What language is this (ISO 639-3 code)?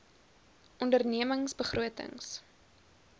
afr